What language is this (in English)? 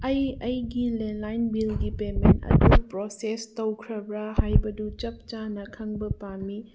Manipuri